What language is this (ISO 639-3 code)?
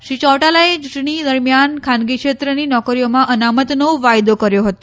guj